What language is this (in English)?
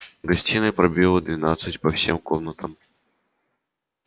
Russian